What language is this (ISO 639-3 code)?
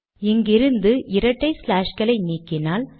tam